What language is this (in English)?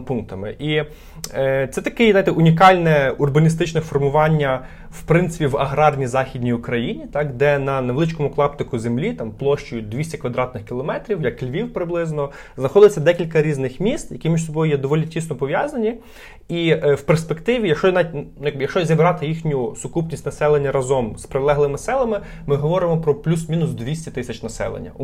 Ukrainian